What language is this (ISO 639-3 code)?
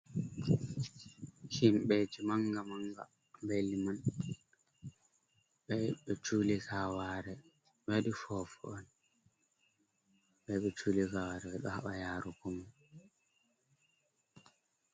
ful